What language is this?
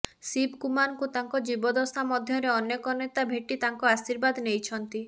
Odia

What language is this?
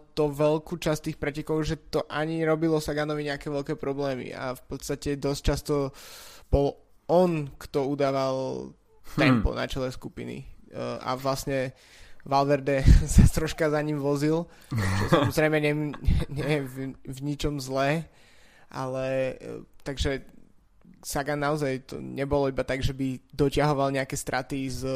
Slovak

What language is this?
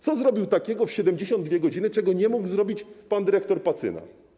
Polish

